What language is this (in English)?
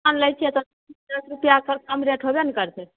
Maithili